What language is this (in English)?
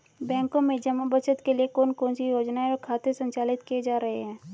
Hindi